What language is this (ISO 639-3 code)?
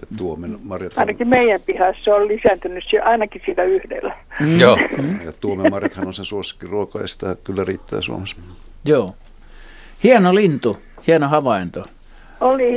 fin